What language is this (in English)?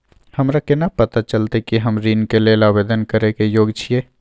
Maithili